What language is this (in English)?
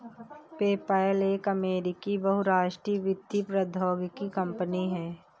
Hindi